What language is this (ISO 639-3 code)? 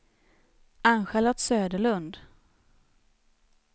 swe